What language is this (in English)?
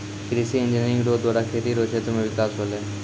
Maithili